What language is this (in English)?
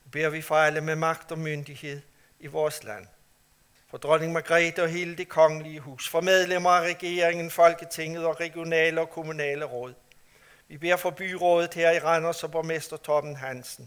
Danish